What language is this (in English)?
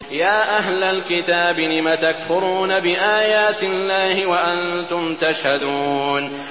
Arabic